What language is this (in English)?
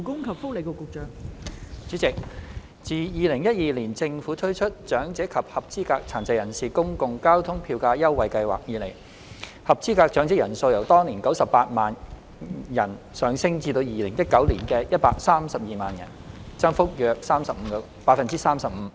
Cantonese